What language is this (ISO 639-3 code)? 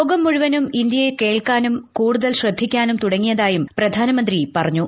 mal